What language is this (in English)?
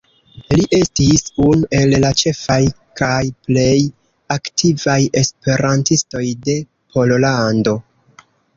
Esperanto